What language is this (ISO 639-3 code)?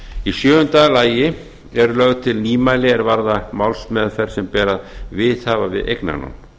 isl